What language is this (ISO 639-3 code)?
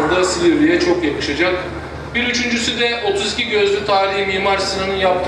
tur